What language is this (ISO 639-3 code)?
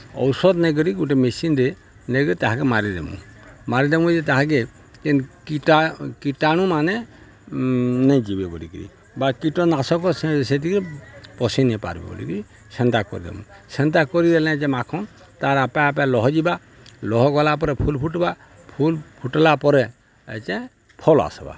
ori